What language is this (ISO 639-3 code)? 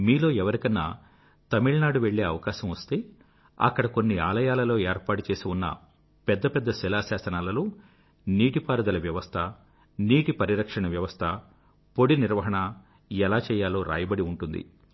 tel